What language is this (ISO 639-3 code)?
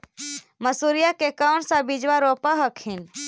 mag